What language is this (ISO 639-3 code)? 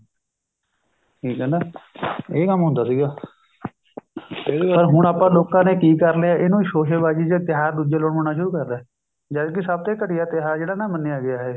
pan